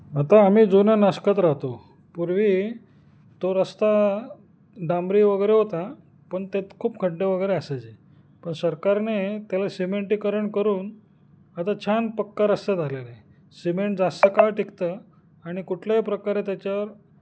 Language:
Marathi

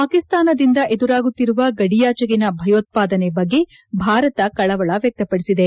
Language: Kannada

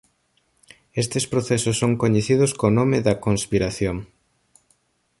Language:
Galician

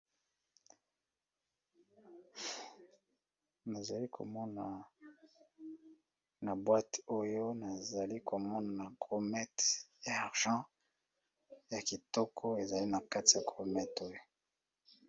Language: Lingala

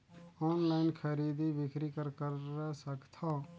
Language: Chhattisgarhi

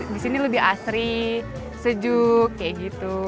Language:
Indonesian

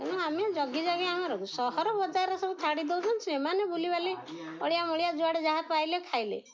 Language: Odia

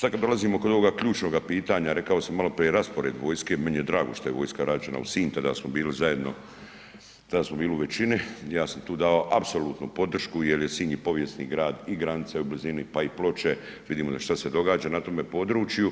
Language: Croatian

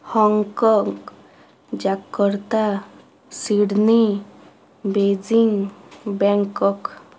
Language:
Odia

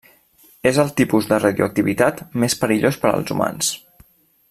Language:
Catalan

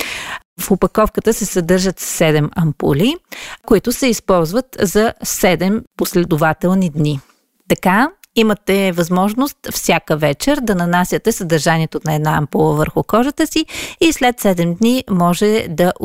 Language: Bulgarian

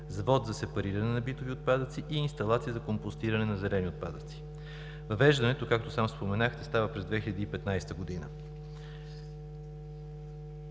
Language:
Bulgarian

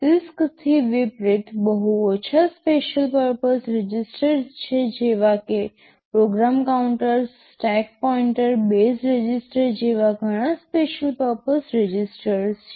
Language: Gujarati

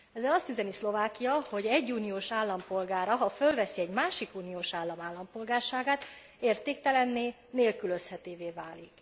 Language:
Hungarian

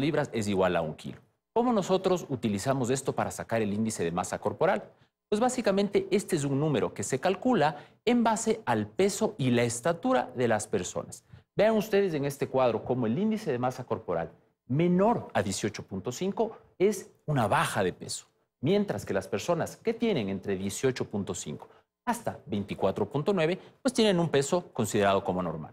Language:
Spanish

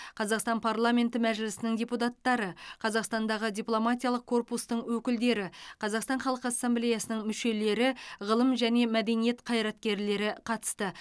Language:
Kazakh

